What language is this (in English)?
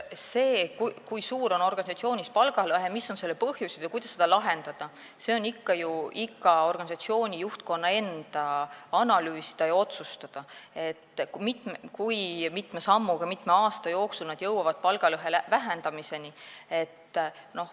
Estonian